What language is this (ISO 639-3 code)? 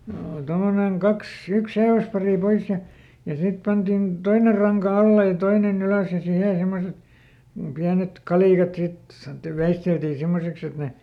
fin